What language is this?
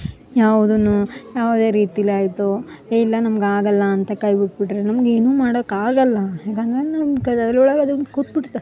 Kannada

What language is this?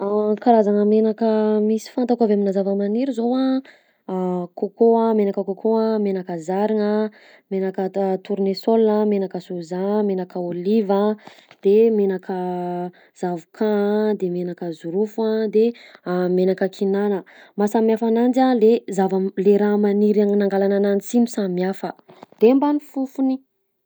Southern Betsimisaraka Malagasy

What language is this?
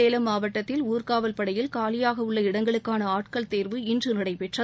Tamil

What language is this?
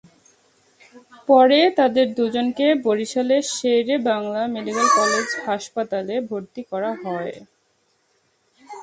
Bangla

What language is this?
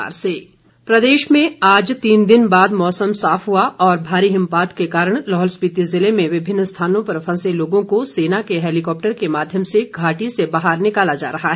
Hindi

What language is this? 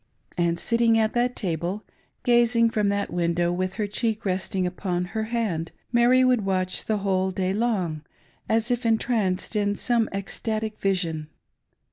English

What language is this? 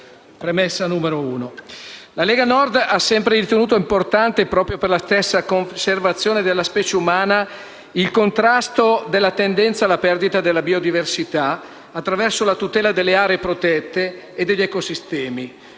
Italian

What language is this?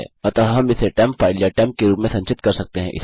Hindi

